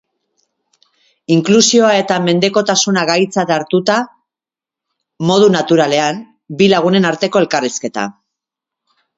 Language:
Basque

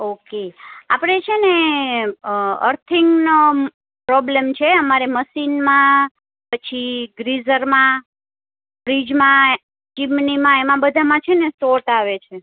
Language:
Gujarati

